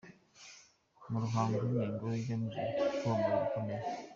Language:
Kinyarwanda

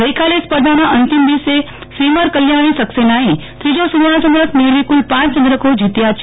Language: Gujarati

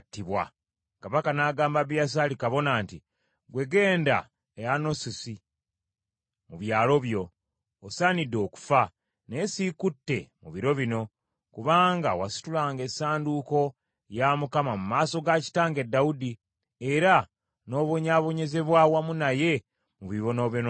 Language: Ganda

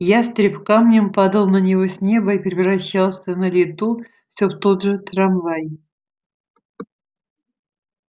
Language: Russian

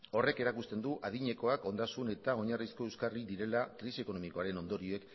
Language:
Basque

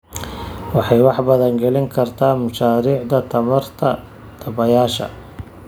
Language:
Somali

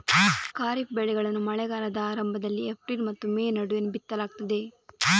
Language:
Kannada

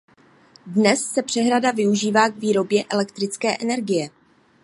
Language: Czech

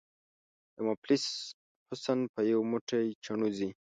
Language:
Pashto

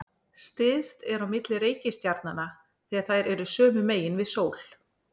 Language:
Icelandic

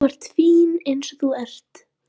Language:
Icelandic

